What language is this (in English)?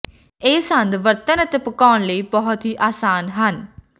Punjabi